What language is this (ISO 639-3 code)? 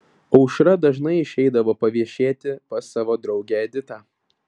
lit